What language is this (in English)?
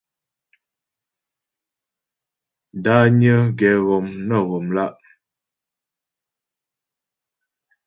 Ghomala